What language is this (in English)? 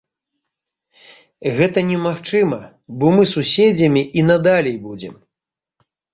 Belarusian